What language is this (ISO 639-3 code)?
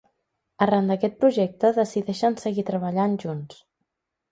cat